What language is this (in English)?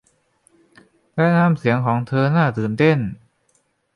Thai